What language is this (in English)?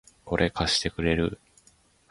Japanese